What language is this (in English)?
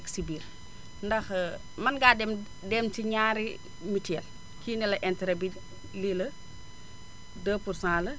Wolof